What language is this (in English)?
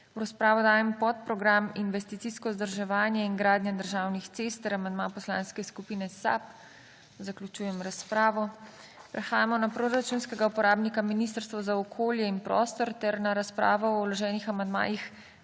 Slovenian